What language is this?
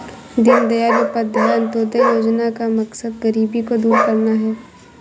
Hindi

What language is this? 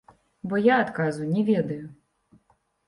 Belarusian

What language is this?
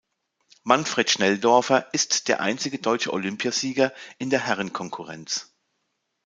German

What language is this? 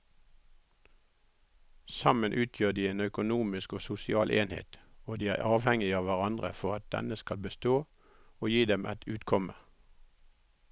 Norwegian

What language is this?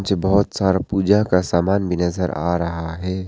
Hindi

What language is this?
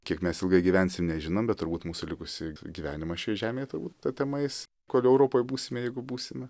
Lithuanian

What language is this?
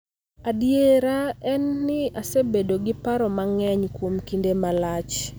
Luo (Kenya and Tanzania)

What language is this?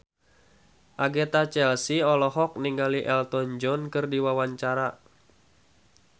Sundanese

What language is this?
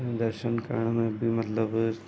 Sindhi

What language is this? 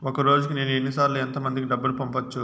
Telugu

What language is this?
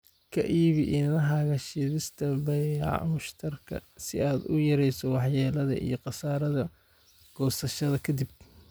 Somali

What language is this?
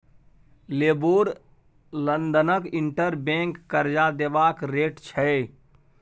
Maithili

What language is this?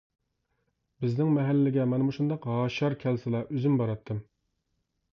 Uyghur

